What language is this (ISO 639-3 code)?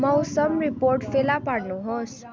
nep